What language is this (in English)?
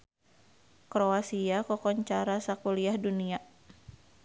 Sundanese